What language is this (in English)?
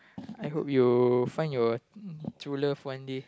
English